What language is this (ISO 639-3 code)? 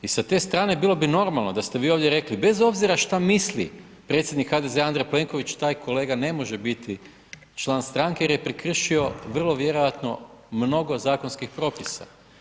hrv